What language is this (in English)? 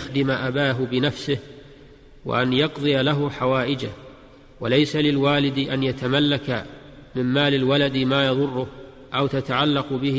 Arabic